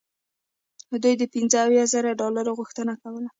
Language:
Pashto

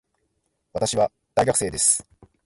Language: Japanese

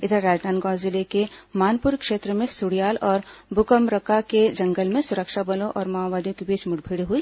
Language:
Hindi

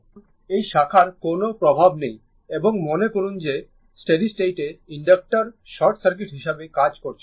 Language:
Bangla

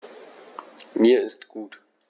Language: German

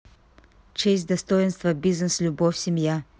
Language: Russian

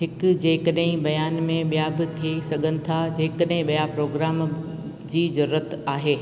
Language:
Sindhi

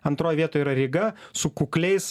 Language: Lithuanian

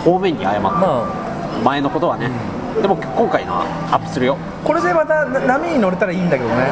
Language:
Japanese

